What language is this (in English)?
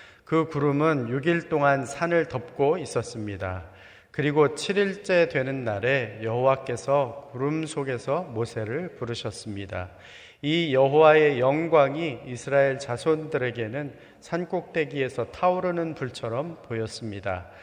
Korean